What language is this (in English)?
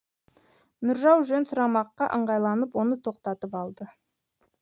Kazakh